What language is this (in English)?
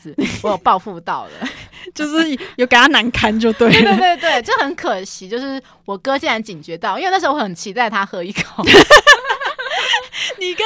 Chinese